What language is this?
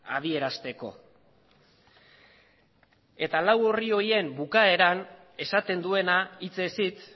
Basque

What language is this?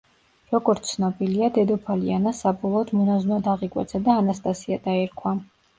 Georgian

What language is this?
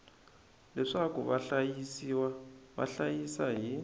Tsonga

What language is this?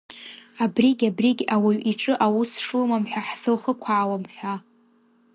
Abkhazian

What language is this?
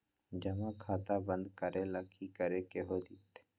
Magahi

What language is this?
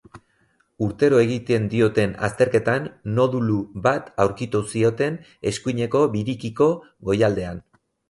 Basque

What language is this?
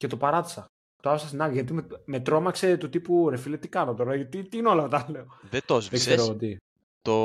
Greek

